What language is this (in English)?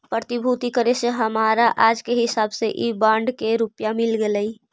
Magahi